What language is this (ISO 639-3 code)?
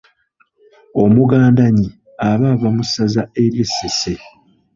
lug